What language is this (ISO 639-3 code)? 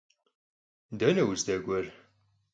kbd